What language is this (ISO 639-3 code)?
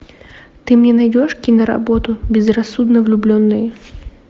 rus